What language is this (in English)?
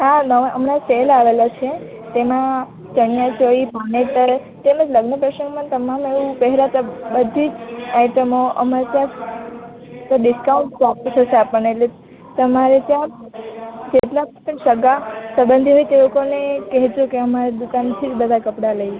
Gujarati